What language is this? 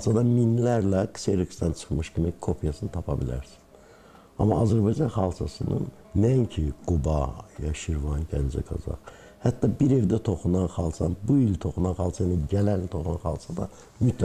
Turkish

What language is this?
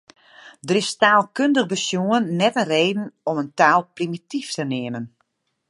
Western Frisian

